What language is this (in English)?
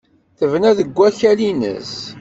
Kabyle